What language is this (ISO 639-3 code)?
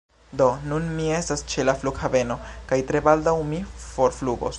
epo